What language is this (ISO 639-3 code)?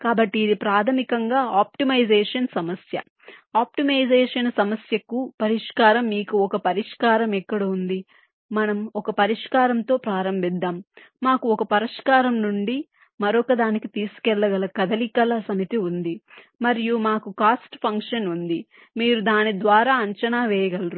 tel